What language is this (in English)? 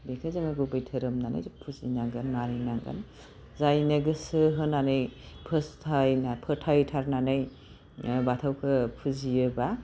Bodo